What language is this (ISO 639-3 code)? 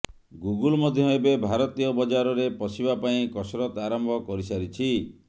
ori